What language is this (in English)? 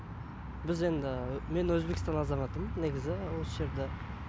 Kazakh